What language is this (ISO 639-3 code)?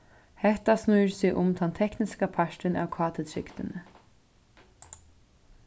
fao